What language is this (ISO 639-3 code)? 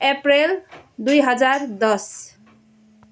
nep